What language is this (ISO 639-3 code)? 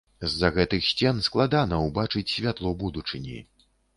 bel